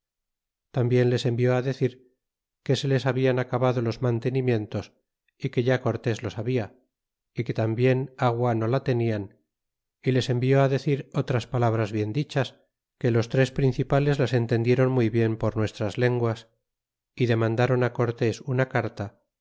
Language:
Spanish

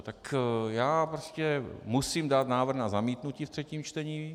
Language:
Czech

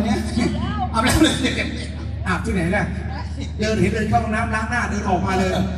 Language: Thai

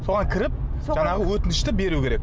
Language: Kazakh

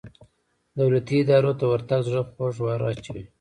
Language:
Pashto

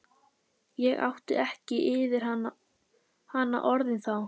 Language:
Icelandic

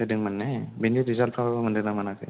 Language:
Bodo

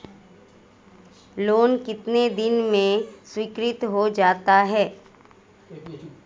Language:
Hindi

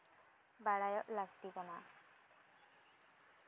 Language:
Santali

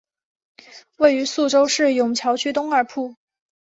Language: Chinese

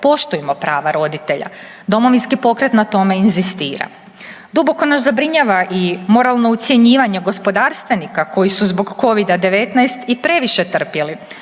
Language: Croatian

